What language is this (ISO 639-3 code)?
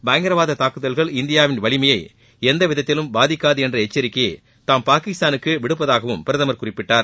tam